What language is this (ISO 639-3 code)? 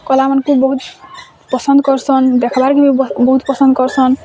ori